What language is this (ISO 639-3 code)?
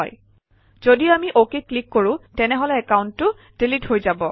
asm